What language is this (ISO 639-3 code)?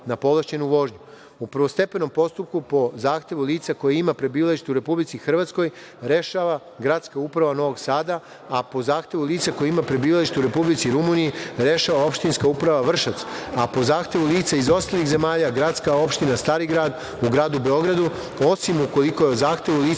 srp